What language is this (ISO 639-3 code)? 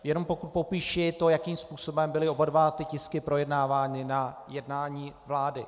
ces